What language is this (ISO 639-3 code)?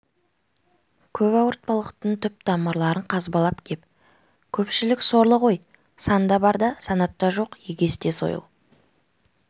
kaz